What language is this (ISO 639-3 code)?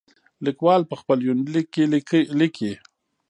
pus